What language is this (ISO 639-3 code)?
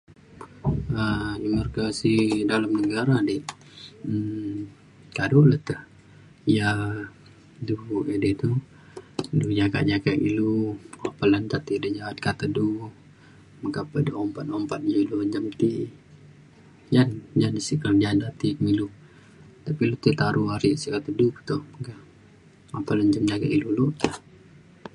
xkl